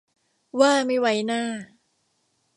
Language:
Thai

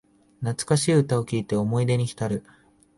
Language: Japanese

